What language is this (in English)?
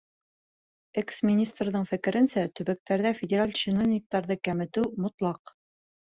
Bashkir